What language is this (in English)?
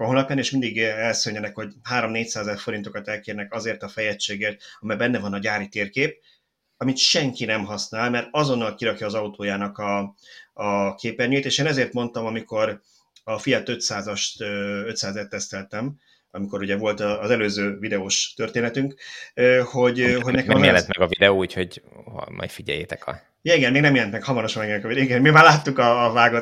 Hungarian